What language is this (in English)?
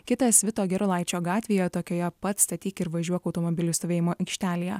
Lithuanian